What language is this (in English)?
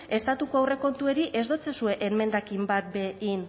Basque